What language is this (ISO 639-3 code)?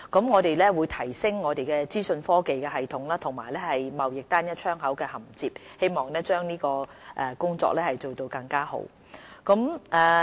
yue